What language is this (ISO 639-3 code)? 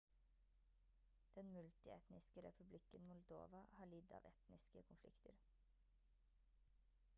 nob